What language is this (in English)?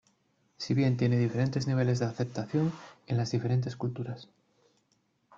Spanish